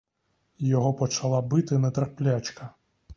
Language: Ukrainian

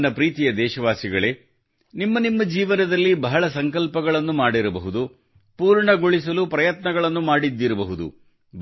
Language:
Kannada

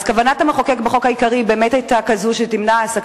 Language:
Hebrew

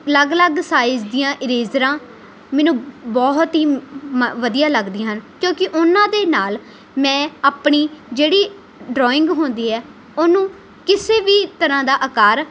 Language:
Punjabi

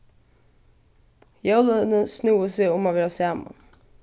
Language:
Faroese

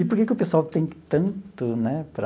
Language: Portuguese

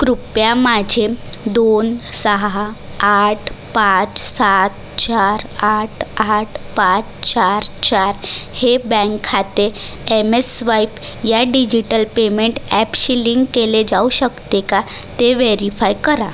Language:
Marathi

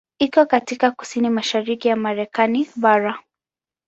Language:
Swahili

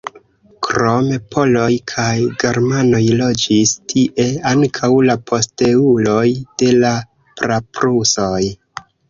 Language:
Esperanto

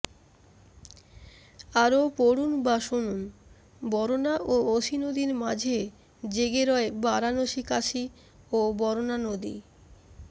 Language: Bangla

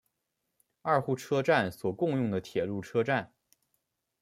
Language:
Chinese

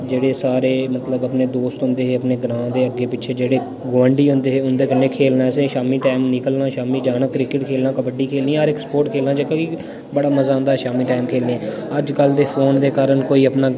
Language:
Dogri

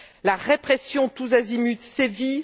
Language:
French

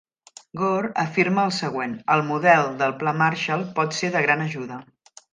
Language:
Catalan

